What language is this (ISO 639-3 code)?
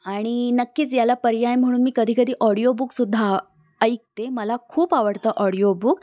mar